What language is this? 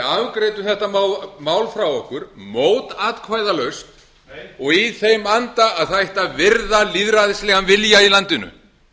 Icelandic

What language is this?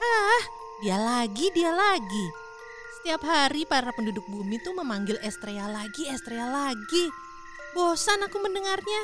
Indonesian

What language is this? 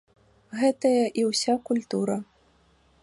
Belarusian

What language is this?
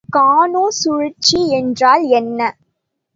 Tamil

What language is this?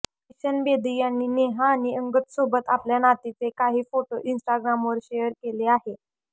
Marathi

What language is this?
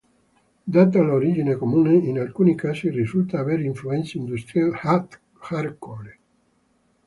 Italian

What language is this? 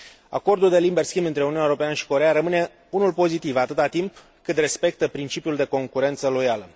Romanian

